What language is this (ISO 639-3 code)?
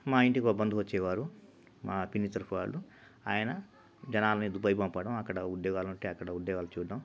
tel